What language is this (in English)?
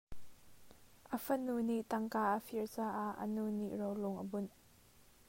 Hakha Chin